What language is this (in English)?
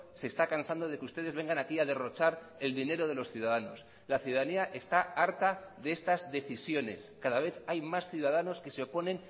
Spanish